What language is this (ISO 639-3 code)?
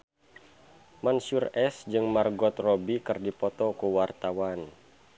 sun